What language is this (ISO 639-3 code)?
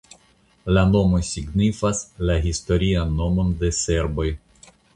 epo